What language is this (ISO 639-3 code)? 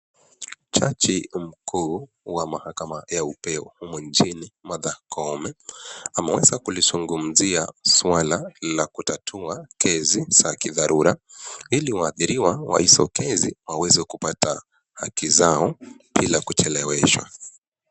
swa